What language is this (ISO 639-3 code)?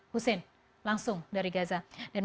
ind